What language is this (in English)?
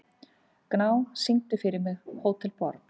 Icelandic